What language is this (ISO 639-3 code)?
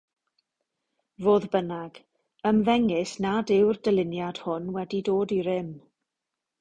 cym